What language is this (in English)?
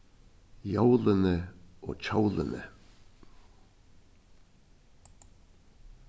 Faroese